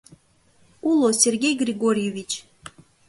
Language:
Mari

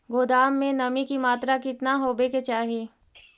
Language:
Magahi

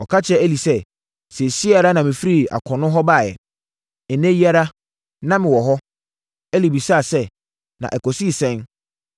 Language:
Akan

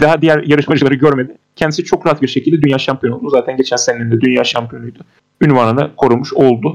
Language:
Turkish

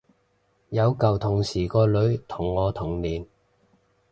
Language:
Cantonese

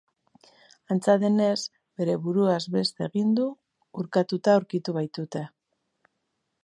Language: Basque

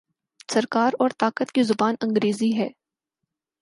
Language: Urdu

